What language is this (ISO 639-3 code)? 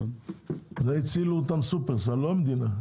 heb